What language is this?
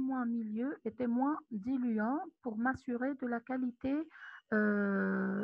French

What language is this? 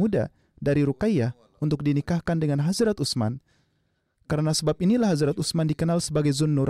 Indonesian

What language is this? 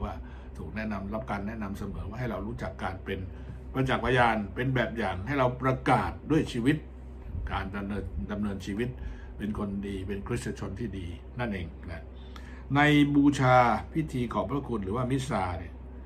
Thai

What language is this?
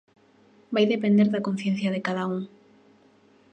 Galician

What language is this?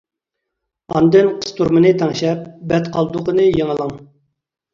Uyghur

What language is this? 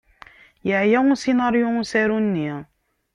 Kabyle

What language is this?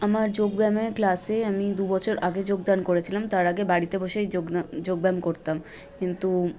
Bangla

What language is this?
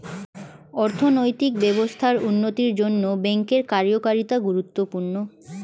Bangla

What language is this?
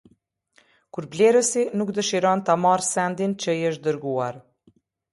Albanian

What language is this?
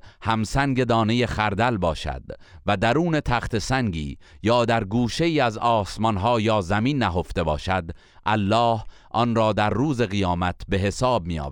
Persian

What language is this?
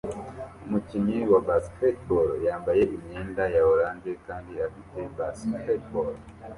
Kinyarwanda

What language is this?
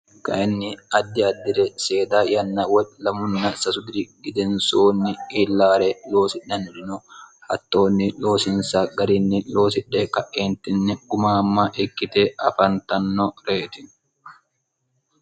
Sidamo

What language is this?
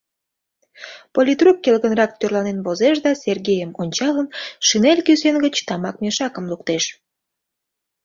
Mari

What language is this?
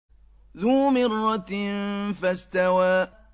Arabic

